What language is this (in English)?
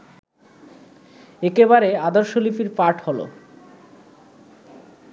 Bangla